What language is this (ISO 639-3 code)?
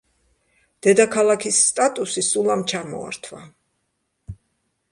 kat